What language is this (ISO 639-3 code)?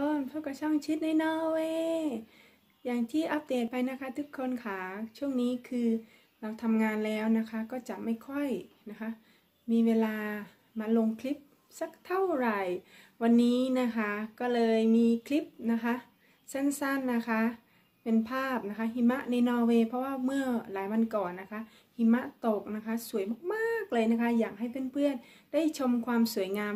tha